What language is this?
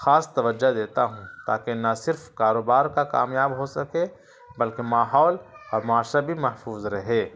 Urdu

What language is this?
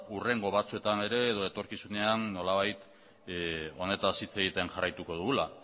Basque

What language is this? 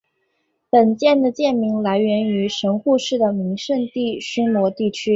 Chinese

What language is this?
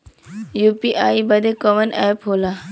Bhojpuri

